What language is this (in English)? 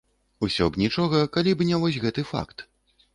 Belarusian